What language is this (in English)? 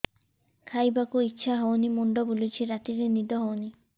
Odia